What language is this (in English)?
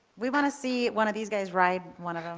English